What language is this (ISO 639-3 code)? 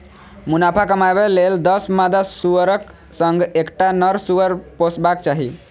mai